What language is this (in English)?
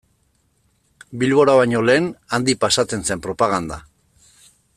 Basque